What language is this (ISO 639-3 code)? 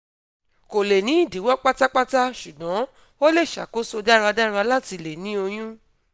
yor